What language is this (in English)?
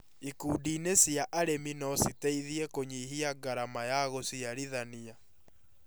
Kikuyu